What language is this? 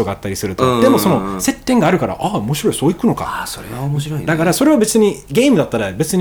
Japanese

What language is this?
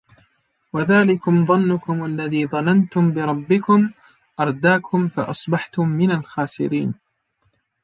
Arabic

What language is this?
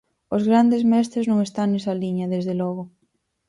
Galician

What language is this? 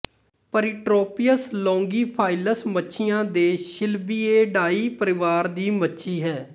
Punjabi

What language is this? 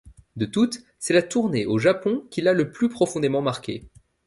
French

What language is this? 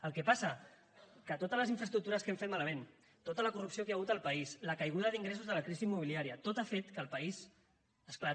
Catalan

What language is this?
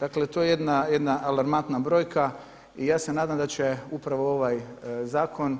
Croatian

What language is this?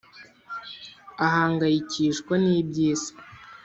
Kinyarwanda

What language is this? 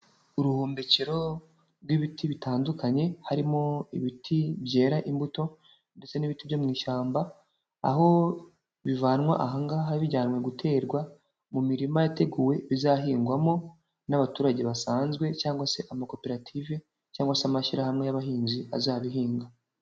Kinyarwanda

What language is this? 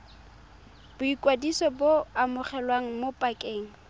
Tswana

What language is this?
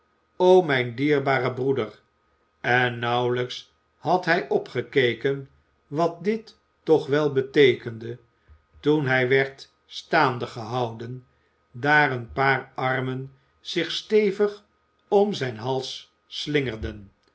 Dutch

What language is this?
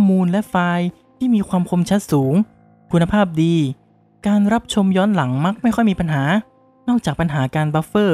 Thai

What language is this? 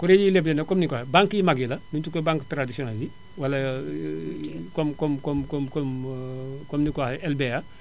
Wolof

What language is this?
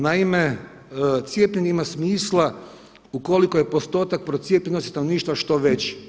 Croatian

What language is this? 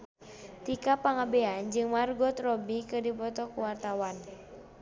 Sundanese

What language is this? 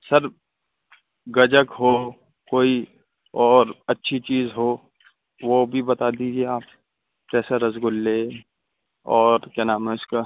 Urdu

